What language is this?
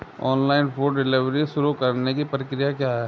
Hindi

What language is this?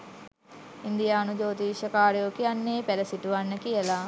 Sinhala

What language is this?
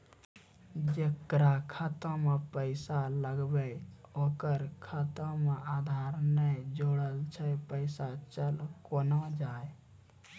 Maithili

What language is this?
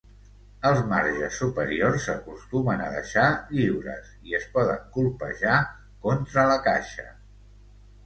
Catalan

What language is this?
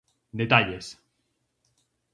Galician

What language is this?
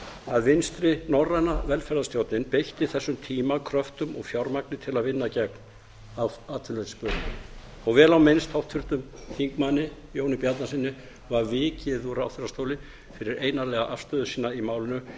Icelandic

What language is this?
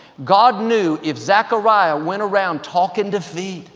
English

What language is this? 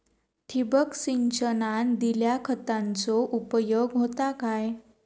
Marathi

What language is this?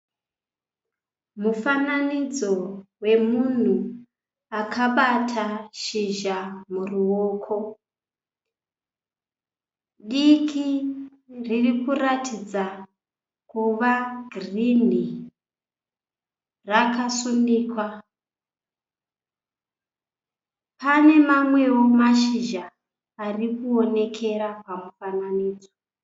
Shona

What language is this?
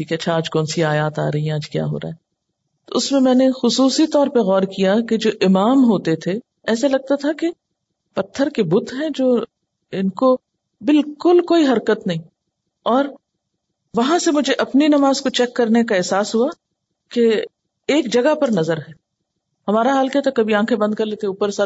Urdu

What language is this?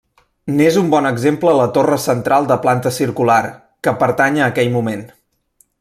Catalan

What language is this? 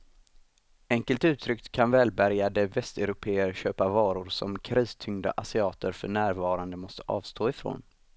Swedish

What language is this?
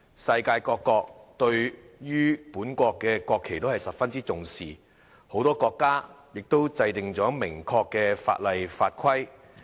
Cantonese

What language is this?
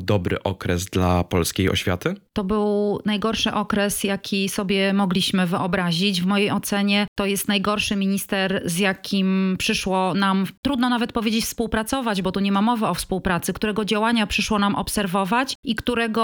Polish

